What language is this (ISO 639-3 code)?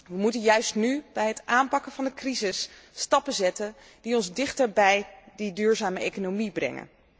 nld